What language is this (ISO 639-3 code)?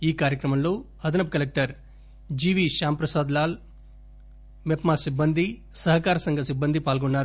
tel